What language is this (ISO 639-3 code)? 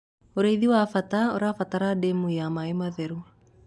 kik